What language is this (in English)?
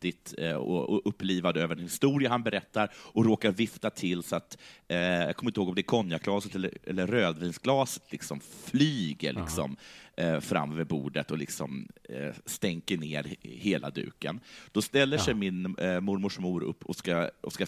Swedish